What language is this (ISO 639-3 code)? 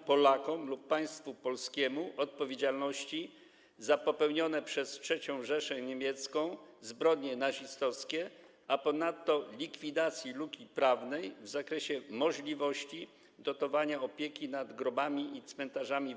pol